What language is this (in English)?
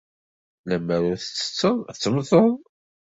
Kabyle